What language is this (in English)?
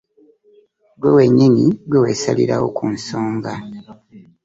Ganda